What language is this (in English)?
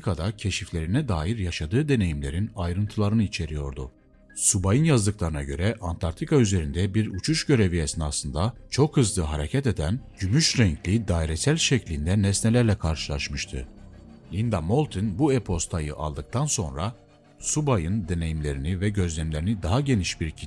Turkish